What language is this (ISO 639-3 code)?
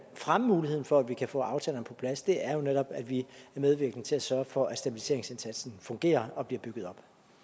dan